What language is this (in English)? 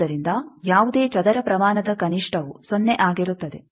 Kannada